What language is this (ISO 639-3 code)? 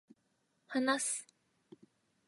jpn